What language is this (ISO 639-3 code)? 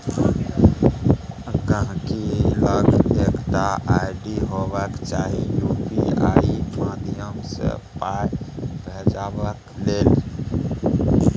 mai